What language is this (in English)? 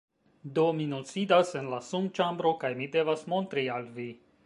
Esperanto